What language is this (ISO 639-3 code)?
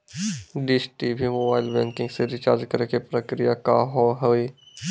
mai